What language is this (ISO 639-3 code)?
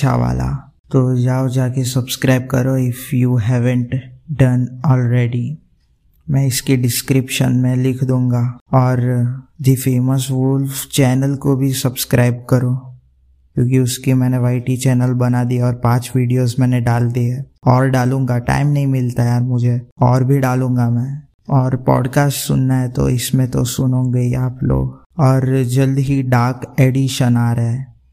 hin